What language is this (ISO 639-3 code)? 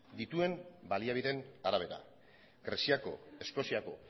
eus